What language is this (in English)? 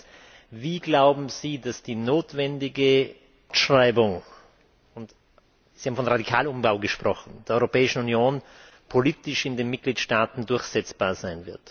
German